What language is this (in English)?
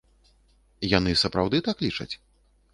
Belarusian